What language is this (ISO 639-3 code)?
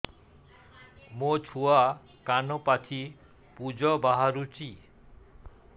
ori